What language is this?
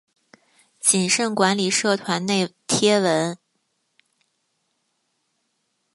Chinese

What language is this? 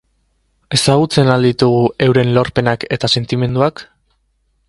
Basque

